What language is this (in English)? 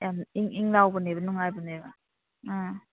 Manipuri